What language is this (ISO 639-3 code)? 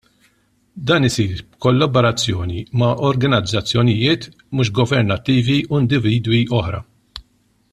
mlt